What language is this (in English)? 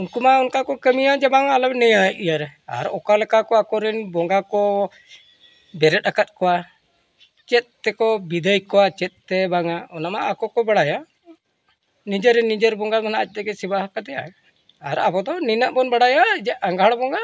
Santali